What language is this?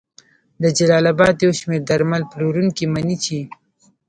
Pashto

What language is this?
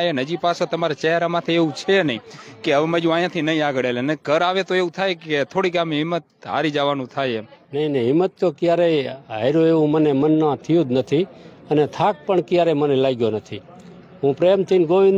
Gujarati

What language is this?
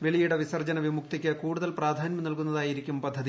Malayalam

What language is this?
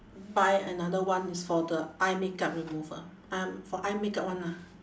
English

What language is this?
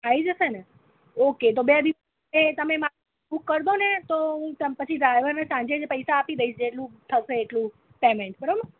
Gujarati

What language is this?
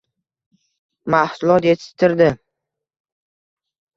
Uzbek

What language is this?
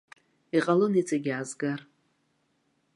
Abkhazian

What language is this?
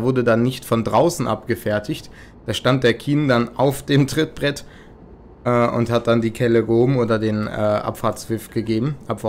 German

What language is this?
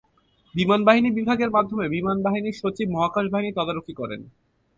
Bangla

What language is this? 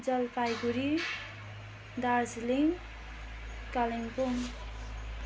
Nepali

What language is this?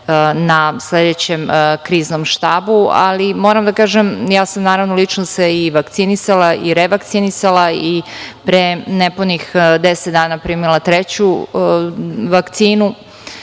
Serbian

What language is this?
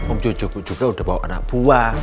Indonesian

